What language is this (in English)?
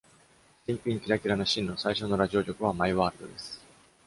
Japanese